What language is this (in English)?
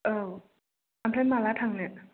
Bodo